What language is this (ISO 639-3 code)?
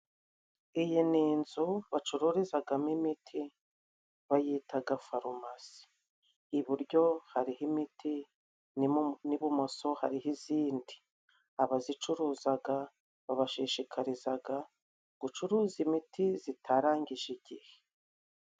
kin